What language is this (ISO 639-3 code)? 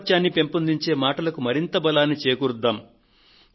tel